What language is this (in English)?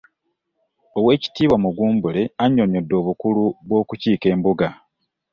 Ganda